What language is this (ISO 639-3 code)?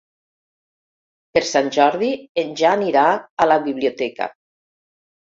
cat